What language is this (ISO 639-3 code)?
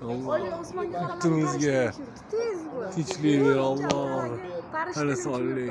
uzb